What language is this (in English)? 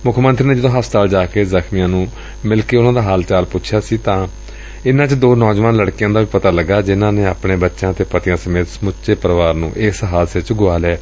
Punjabi